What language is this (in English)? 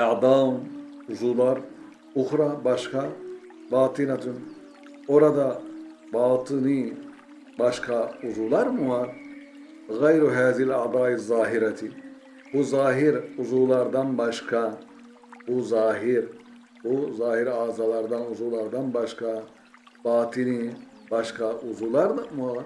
Turkish